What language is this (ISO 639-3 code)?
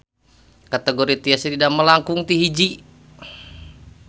sun